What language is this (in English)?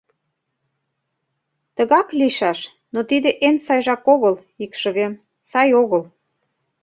Mari